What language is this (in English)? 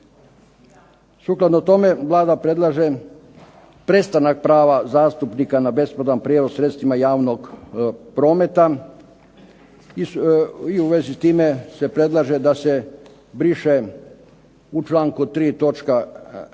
Croatian